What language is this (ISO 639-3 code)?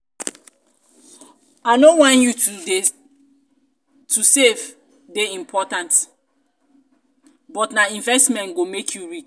pcm